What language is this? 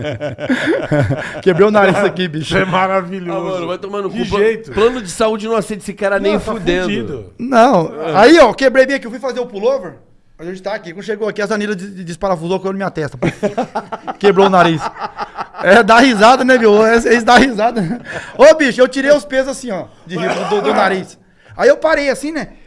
Portuguese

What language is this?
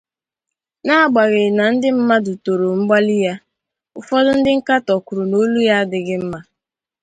Igbo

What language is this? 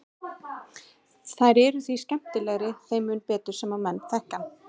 Icelandic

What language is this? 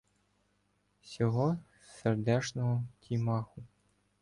Ukrainian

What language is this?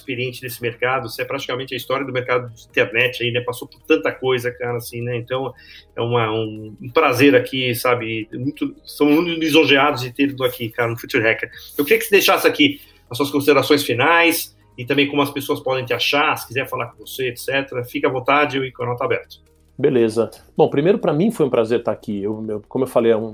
Portuguese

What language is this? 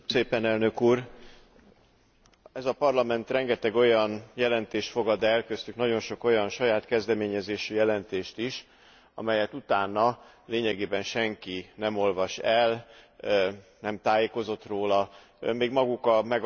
Hungarian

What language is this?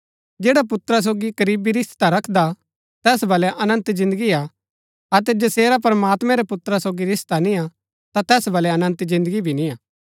Gaddi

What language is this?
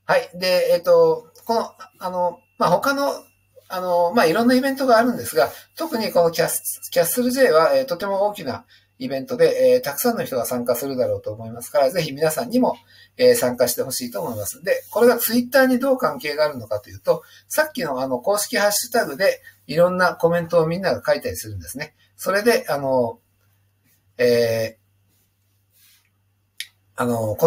Japanese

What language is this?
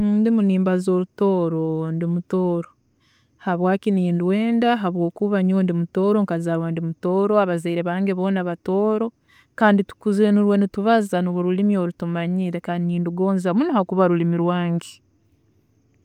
Tooro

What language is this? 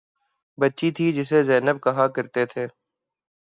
Urdu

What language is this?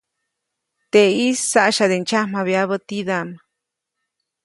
Copainalá Zoque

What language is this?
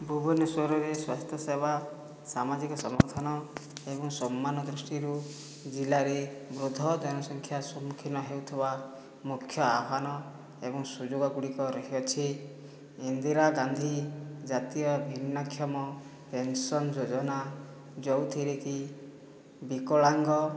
Odia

